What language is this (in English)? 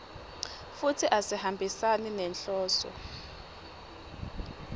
Swati